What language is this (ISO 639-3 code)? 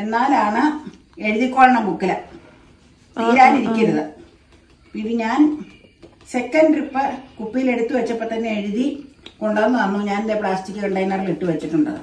mal